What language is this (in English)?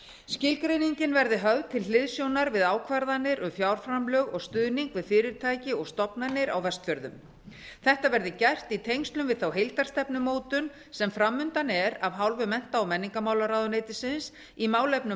Icelandic